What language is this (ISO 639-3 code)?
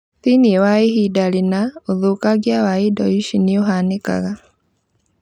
kik